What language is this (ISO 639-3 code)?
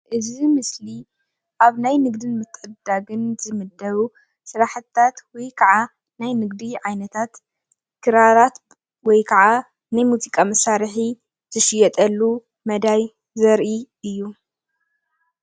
tir